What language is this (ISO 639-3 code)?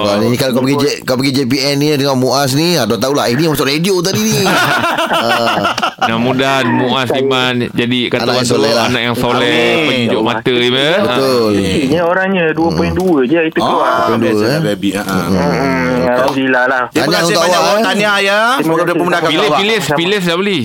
msa